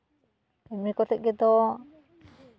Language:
Santali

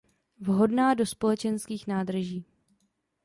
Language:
Czech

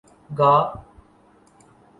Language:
Urdu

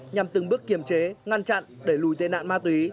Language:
Vietnamese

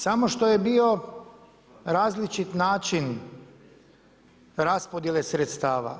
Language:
Croatian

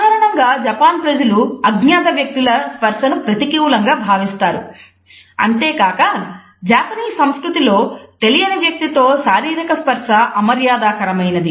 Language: Telugu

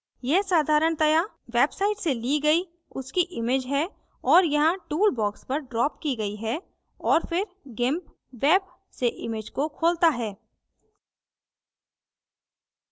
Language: Hindi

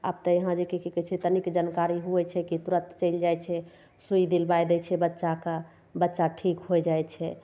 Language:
Maithili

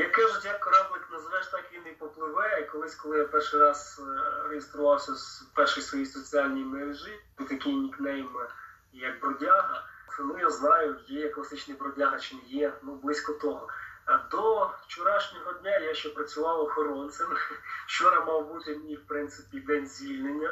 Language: Ukrainian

